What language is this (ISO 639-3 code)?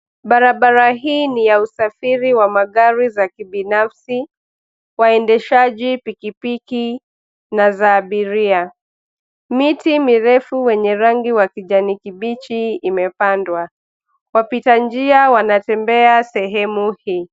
swa